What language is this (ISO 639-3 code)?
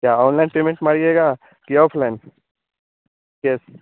hin